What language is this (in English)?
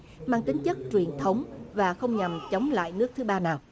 Vietnamese